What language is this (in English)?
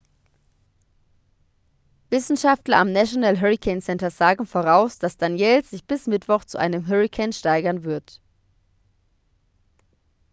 German